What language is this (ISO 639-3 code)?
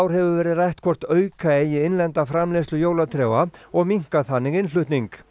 isl